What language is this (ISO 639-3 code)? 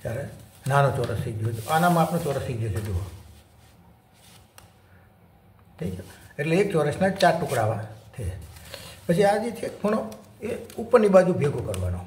guj